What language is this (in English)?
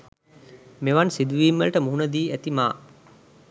Sinhala